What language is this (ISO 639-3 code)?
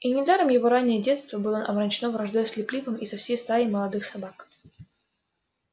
rus